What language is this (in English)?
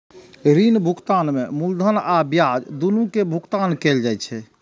Maithili